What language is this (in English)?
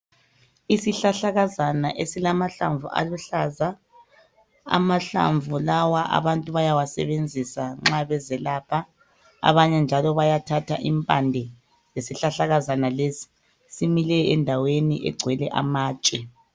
North Ndebele